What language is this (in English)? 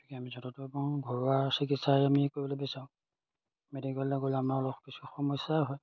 Assamese